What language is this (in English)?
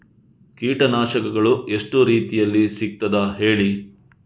Kannada